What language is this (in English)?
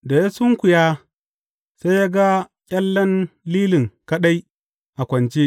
Hausa